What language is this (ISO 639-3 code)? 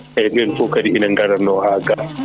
ful